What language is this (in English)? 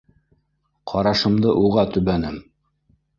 Bashkir